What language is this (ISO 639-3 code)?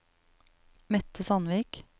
nor